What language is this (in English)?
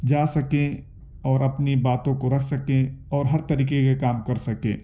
Urdu